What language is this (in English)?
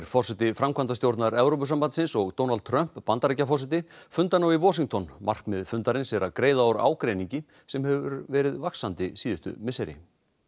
Icelandic